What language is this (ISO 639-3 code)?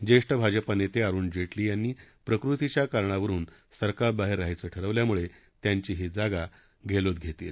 mar